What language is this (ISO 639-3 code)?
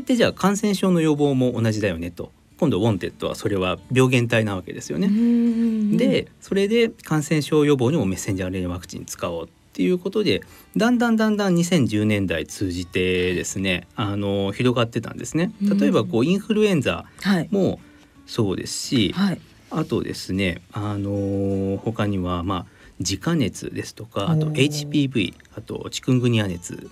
jpn